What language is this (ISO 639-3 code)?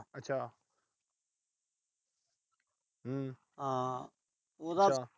pan